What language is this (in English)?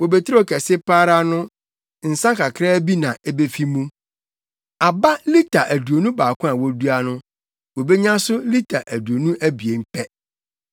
Akan